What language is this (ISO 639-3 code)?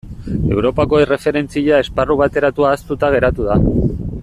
eus